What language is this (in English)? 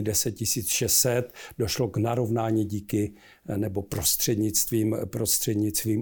Czech